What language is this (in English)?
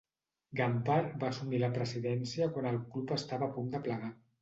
Catalan